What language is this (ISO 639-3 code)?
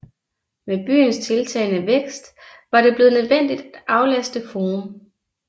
dan